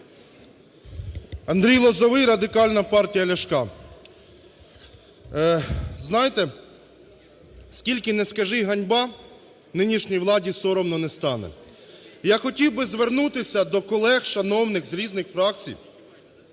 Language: Ukrainian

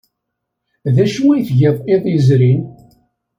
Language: Kabyle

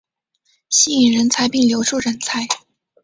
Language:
Chinese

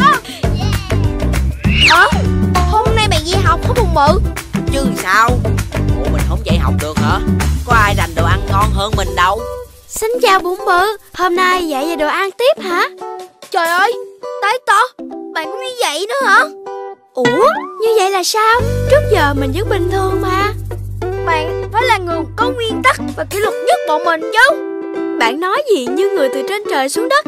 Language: Vietnamese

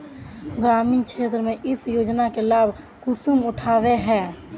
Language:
Magahi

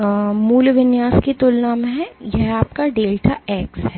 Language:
Hindi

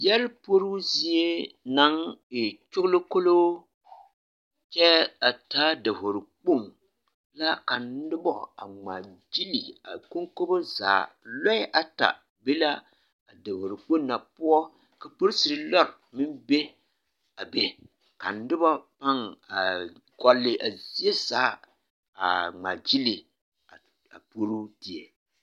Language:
Southern Dagaare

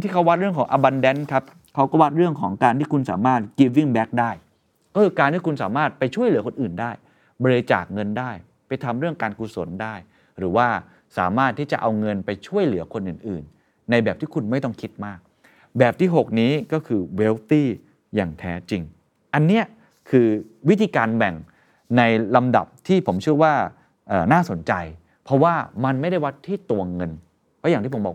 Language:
Thai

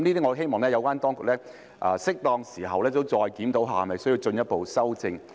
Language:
Cantonese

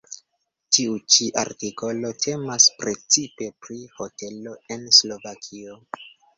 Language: Esperanto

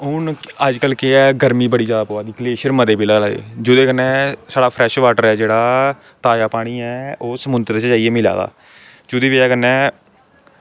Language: Dogri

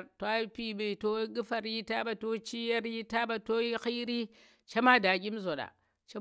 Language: Tera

